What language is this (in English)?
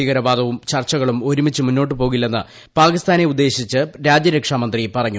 Malayalam